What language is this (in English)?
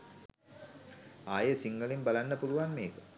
Sinhala